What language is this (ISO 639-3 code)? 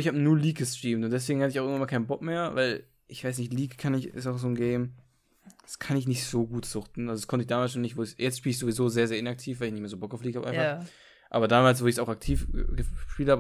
deu